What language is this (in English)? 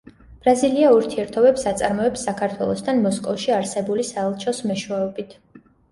Georgian